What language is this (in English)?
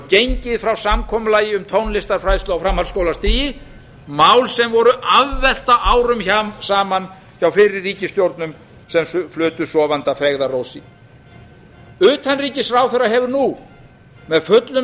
Icelandic